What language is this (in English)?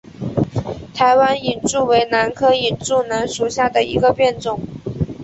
Chinese